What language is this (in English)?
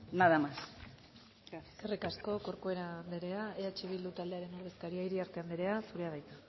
Basque